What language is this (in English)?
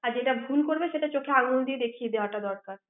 Bangla